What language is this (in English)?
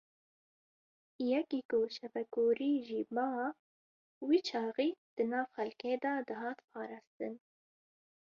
Kurdish